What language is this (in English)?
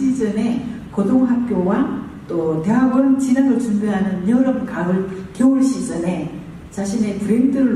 Korean